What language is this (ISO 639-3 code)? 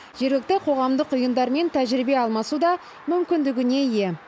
kaz